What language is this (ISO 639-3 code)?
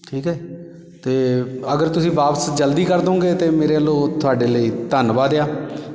pan